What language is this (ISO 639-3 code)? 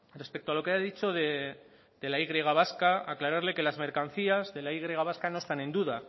spa